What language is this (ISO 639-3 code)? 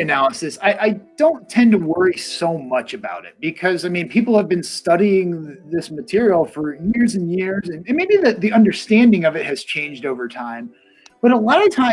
eng